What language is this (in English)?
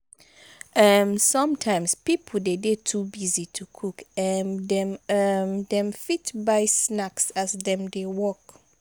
Nigerian Pidgin